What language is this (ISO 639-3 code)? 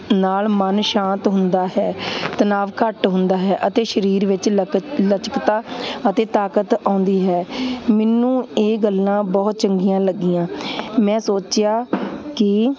pan